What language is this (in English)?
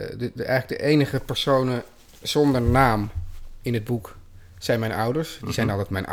Dutch